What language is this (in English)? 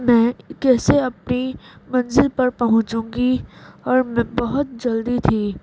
Urdu